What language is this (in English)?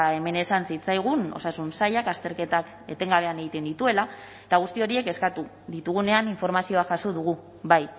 Basque